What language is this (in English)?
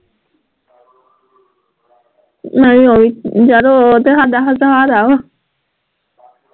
Punjabi